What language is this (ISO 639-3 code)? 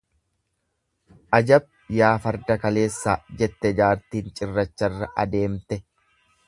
orm